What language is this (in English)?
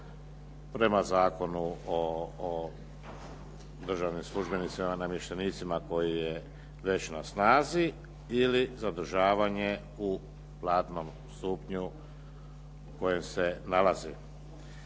Croatian